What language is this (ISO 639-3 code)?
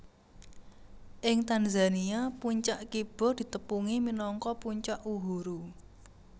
jav